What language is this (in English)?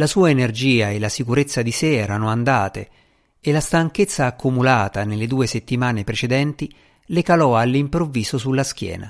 Italian